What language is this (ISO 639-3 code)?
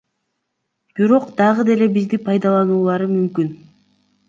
kir